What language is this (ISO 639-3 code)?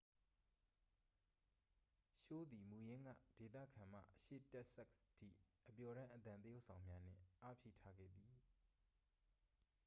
mya